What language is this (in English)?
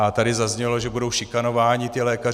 Czech